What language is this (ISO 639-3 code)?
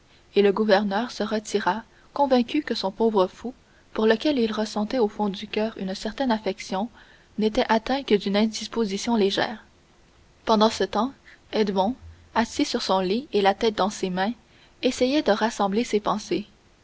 fra